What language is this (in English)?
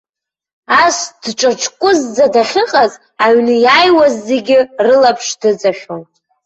Abkhazian